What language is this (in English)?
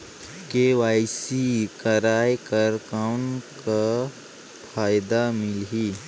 Chhattisgarhi